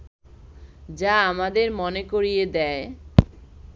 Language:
Bangla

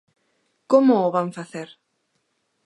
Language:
Galician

